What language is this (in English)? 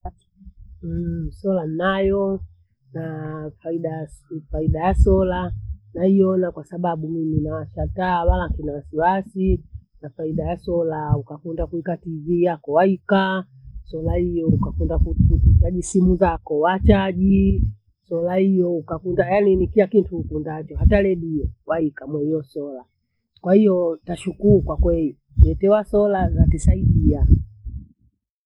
Bondei